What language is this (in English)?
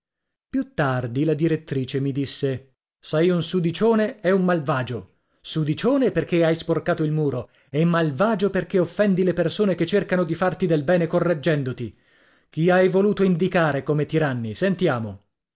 Italian